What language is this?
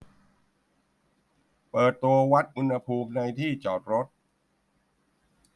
Thai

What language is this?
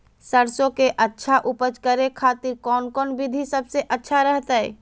Magahi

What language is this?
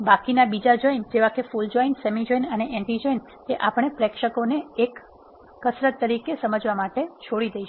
Gujarati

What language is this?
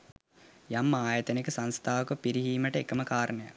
Sinhala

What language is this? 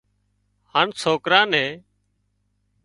Wadiyara Koli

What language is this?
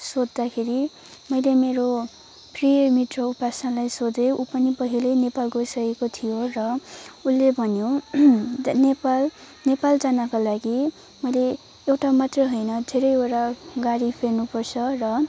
Nepali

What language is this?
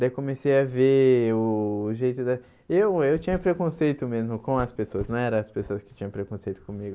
Portuguese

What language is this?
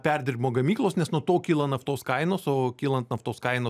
Lithuanian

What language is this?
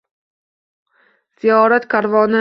Uzbek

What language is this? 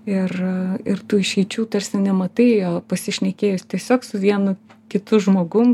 Lithuanian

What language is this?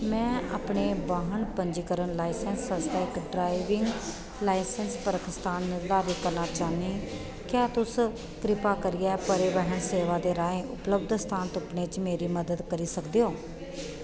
Dogri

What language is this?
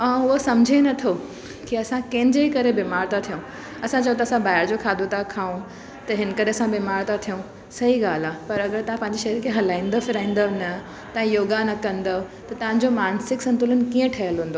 Sindhi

